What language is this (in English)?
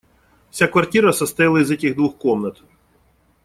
Russian